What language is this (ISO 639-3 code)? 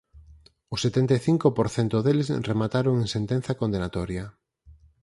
glg